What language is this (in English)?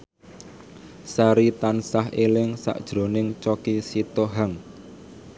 Javanese